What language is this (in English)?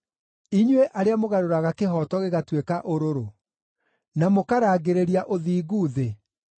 Kikuyu